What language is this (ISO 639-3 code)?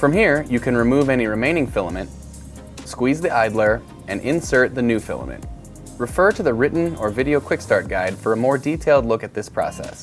eng